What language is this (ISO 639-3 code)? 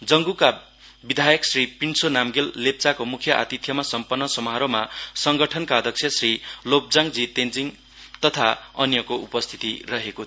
nep